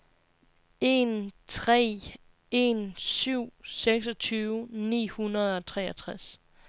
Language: Danish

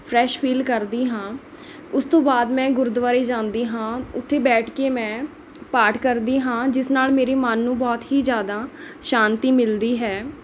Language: Punjabi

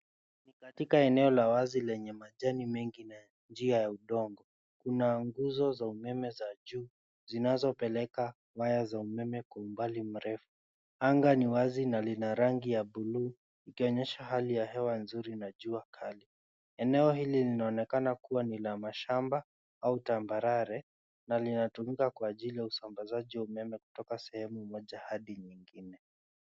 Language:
Swahili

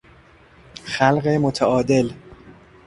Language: Persian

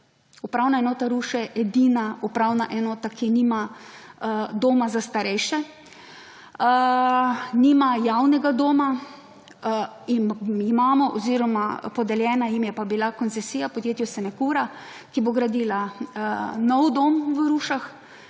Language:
Slovenian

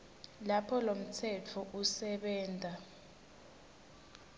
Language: Swati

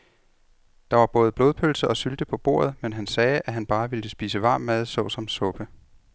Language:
Danish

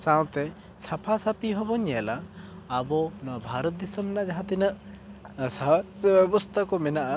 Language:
Santali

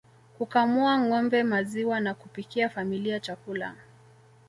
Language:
Swahili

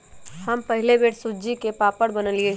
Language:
Magahi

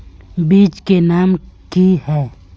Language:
Magahi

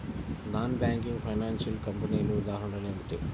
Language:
Telugu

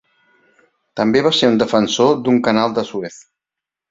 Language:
Catalan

